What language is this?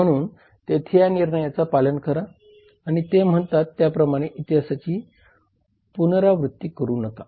Marathi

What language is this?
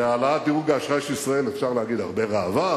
Hebrew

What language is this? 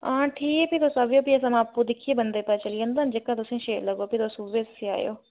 Dogri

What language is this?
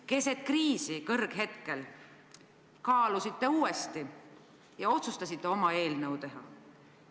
Estonian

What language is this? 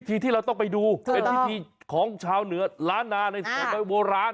Thai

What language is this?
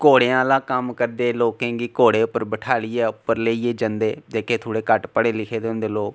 Dogri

